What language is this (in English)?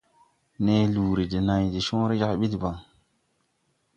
Tupuri